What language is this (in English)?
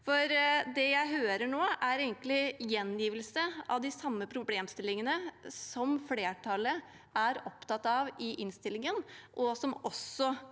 Norwegian